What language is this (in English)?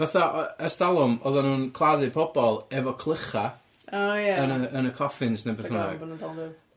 Welsh